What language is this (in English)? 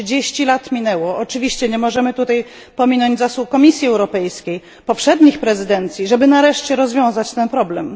Polish